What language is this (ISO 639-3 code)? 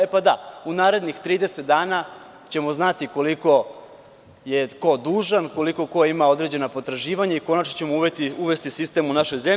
srp